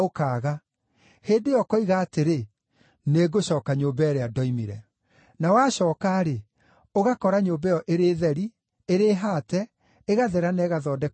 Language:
Kikuyu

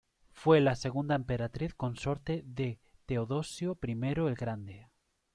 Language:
Spanish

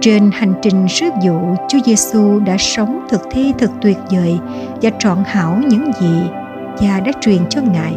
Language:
Vietnamese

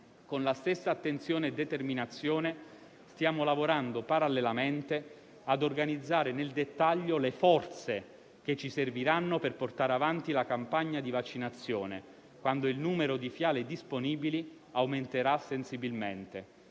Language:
Italian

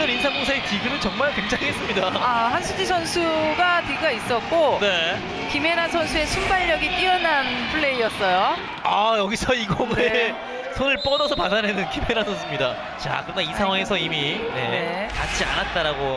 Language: Korean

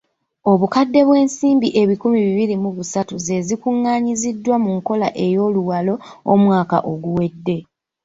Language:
Ganda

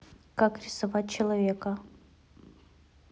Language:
Russian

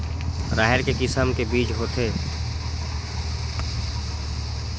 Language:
Chhattisgarhi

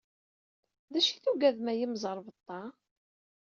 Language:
Kabyle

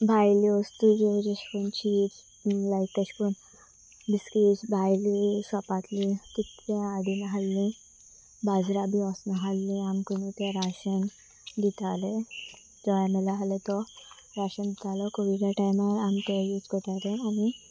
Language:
Konkani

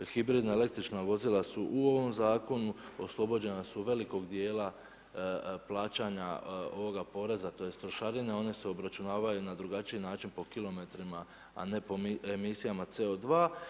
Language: Croatian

